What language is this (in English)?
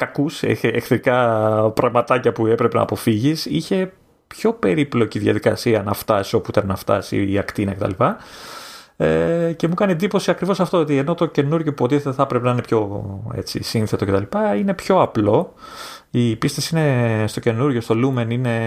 Greek